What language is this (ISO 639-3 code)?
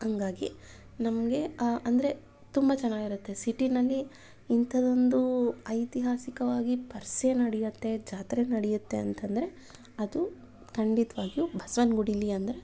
kan